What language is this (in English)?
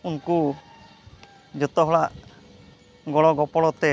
Santali